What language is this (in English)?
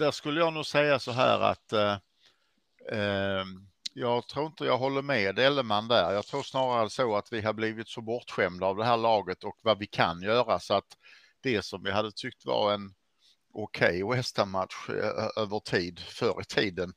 Swedish